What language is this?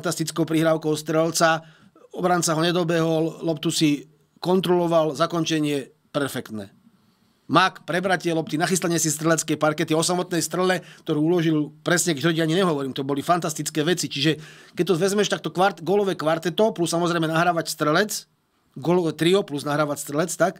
Slovak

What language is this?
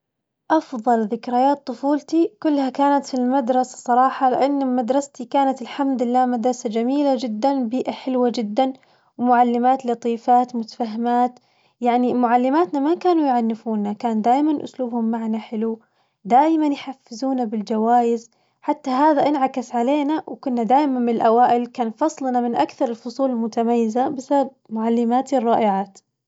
Najdi Arabic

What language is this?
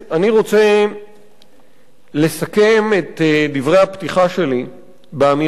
Hebrew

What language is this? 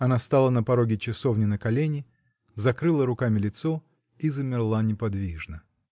Russian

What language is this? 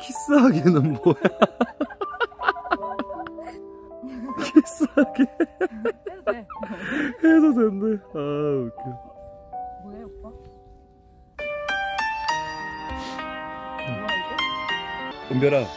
Korean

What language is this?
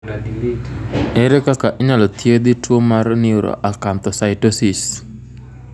Luo (Kenya and Tanzania)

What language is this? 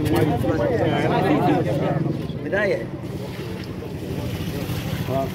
Arabic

